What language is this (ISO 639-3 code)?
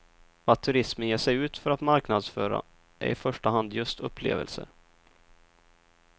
swe